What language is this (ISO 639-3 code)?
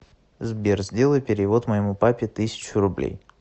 rus